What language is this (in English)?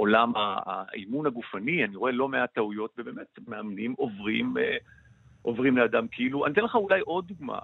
Hebrew